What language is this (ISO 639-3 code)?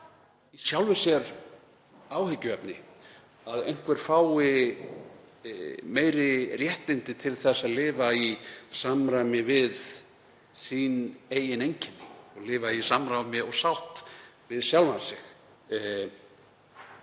isl